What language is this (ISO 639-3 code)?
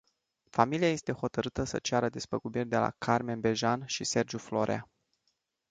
ron